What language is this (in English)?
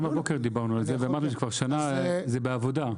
Hebrew